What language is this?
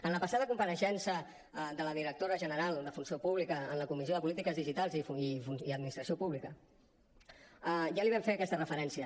Catalan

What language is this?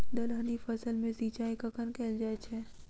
Maithili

